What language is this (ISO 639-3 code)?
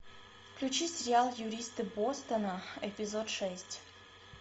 rus